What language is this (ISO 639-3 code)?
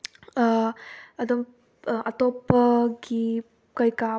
mni